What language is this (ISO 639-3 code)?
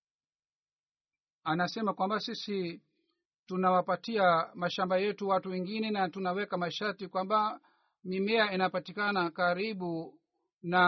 swa